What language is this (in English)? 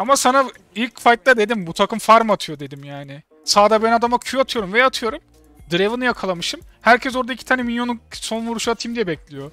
Turkish